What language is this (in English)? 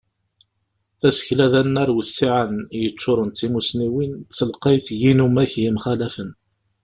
Kabyle